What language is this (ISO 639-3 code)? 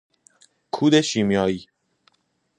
fas